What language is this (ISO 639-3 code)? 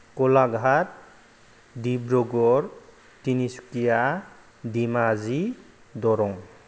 brx